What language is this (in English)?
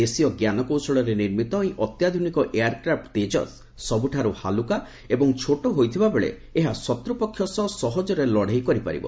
Odia